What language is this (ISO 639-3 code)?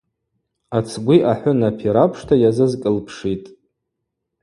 abq